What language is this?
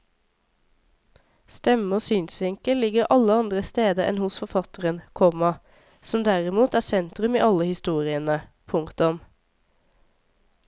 Norwegian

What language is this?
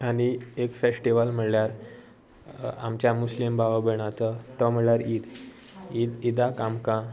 Konkani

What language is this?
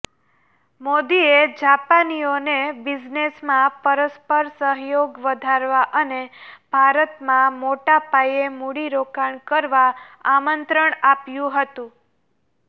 Gujarati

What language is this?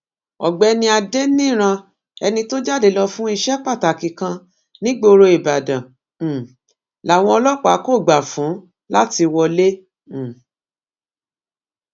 Yoruba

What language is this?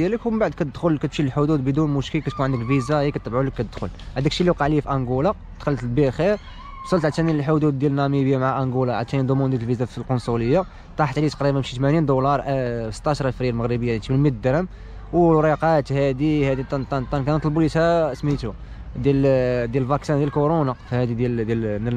Arabic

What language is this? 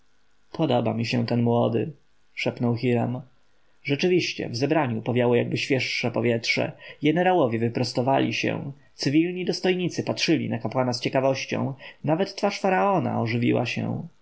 Polish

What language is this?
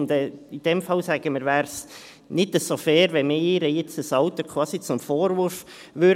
Swiss German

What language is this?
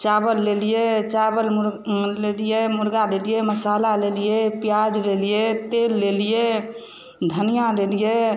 Maithili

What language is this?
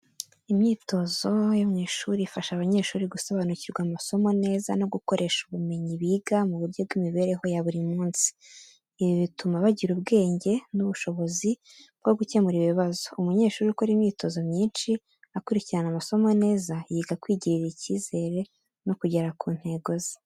Kinyarwanda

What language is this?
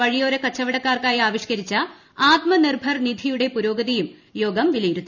Malayalam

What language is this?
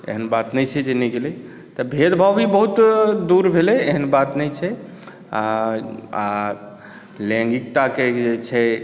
Maithili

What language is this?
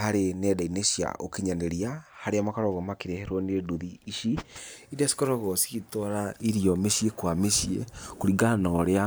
Kikuyu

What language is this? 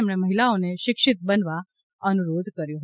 Gujarati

